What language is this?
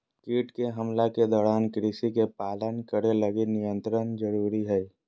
Magahi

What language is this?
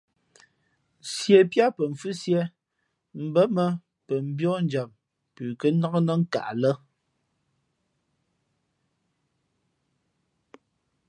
Fe'fe'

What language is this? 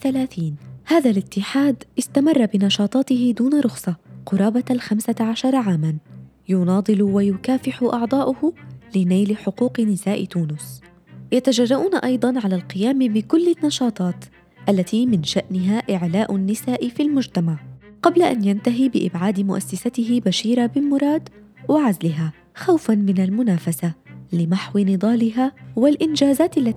Arabic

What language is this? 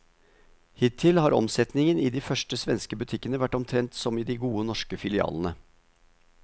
Norwegian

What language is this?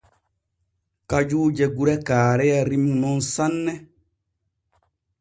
Borgu Fulfulde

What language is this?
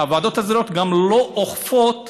Hebrew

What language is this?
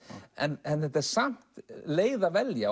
Icelandic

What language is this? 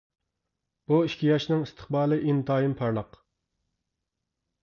Uyghur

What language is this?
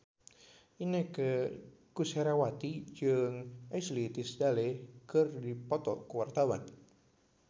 Sundanese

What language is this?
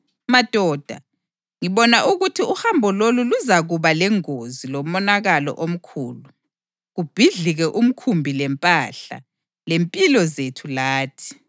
North Ndebele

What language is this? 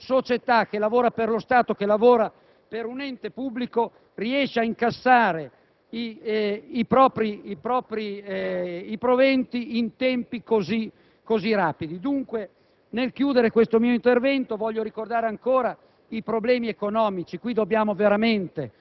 Italian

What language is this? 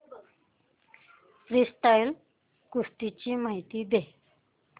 Marathi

